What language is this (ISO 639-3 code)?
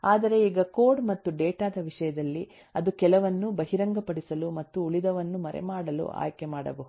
kan